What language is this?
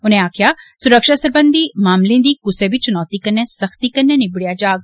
Dogri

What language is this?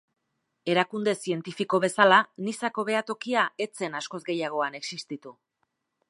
Basque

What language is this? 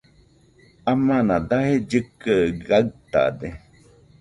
Nüpode Huitoto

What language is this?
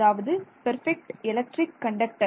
Tamil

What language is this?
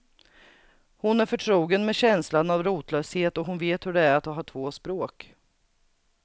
Swedish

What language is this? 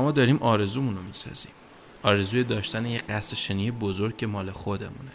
Persian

